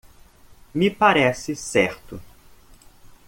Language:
Portuguese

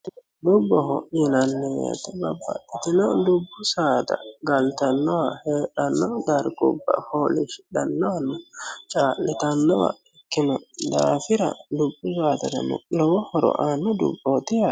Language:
Sidamo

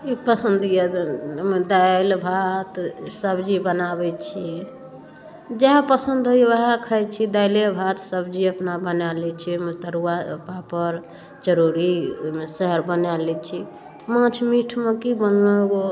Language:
Maithili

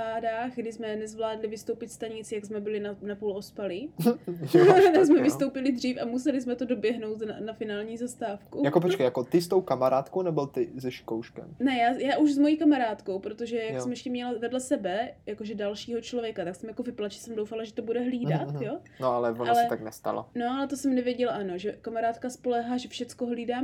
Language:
Czech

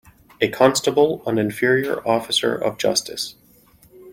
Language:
English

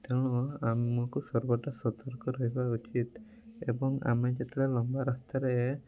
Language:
Odia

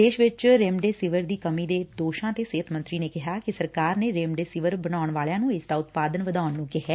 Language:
Punjabi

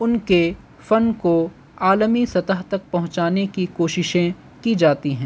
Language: Urdu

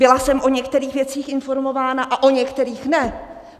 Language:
Czech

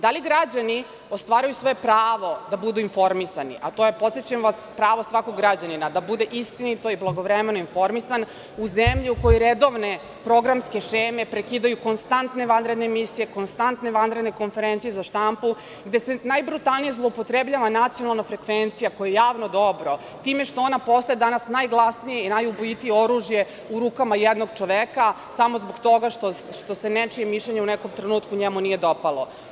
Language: Serbian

